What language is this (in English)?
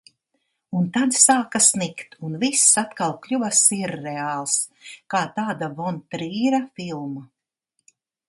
Latvian